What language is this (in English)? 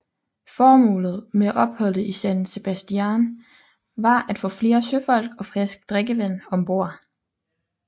Danish